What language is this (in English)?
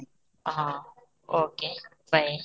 Odia